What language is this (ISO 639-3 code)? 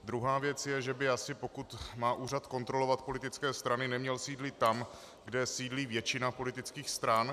ces